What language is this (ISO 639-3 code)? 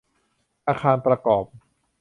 tha